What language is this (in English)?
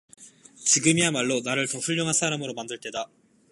Korean